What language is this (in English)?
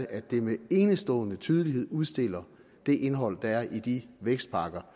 Danish